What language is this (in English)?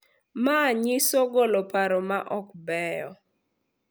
Luo (Kenya and Tanzania)